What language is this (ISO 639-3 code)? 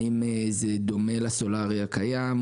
heb